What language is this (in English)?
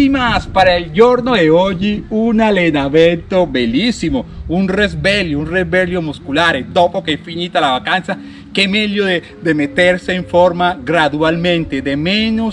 Spanish